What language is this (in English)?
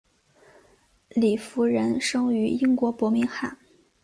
Chinese